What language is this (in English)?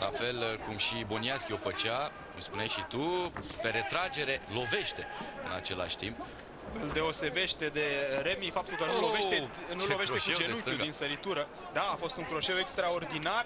Romanian